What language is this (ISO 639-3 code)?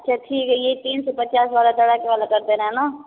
hin